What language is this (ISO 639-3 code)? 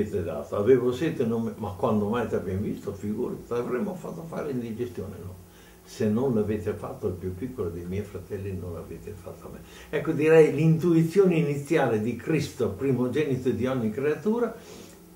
ita